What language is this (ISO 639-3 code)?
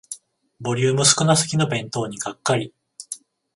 jpn